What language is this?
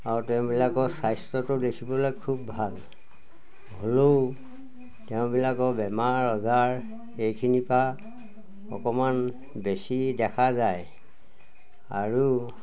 Assamese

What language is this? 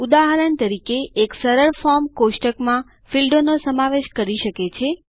Gujarati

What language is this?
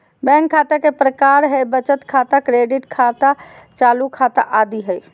Magahi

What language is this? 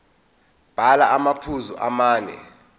Zulu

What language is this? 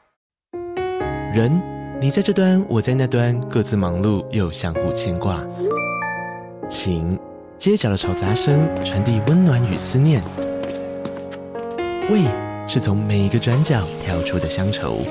Chinese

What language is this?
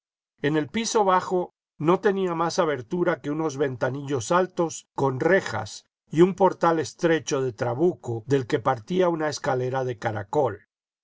Spanish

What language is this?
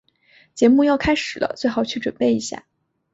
Chinese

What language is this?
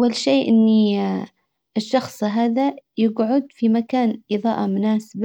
Hijazi Arabic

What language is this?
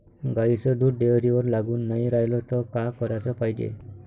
Marathi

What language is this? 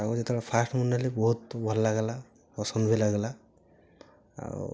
Odia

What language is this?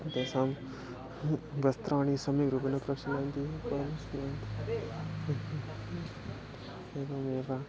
Sanskrit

